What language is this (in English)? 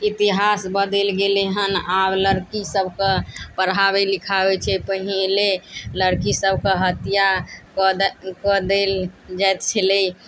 Maithili